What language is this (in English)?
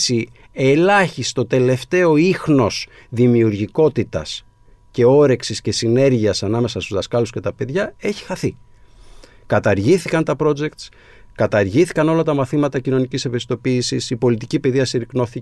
Greek